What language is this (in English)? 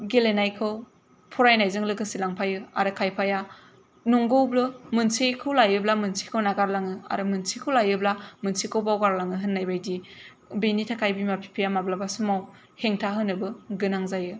Bodo